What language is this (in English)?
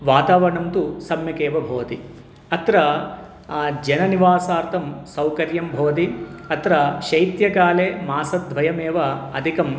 Sanskrit